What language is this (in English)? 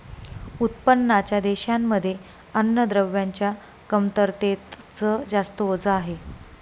Marathi